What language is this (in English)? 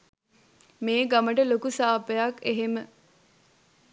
Sinhala